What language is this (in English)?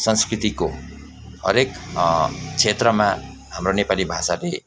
Nepali